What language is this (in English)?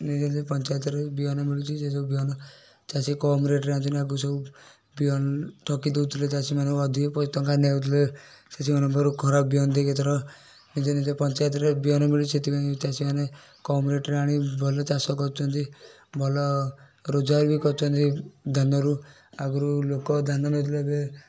Odia